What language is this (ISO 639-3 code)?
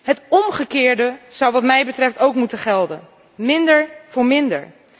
nld